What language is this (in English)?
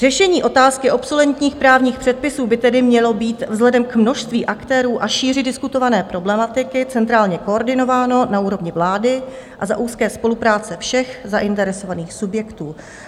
Czech